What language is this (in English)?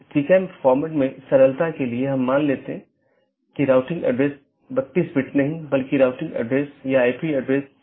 Hindi